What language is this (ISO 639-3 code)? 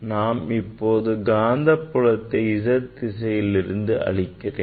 tam